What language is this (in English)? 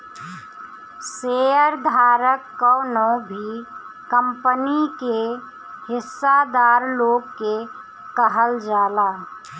Bhojpuri